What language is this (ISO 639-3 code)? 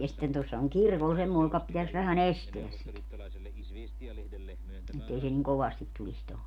fin